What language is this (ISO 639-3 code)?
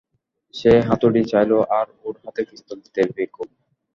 ben